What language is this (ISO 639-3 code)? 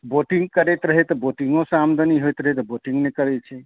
mai